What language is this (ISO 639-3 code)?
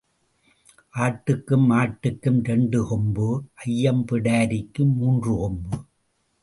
tam